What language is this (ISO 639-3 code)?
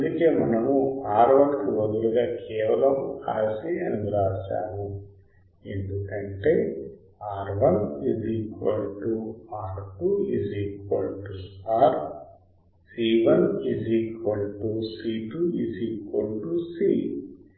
tel